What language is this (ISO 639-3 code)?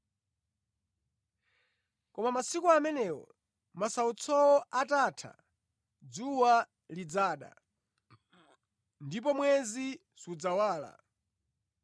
nya